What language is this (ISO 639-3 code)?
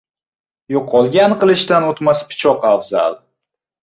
uzb